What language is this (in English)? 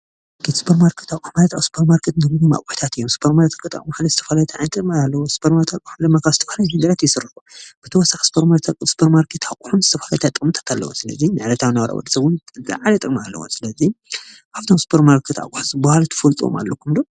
Tigrinya